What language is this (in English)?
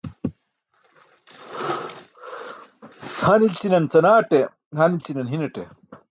Burushaski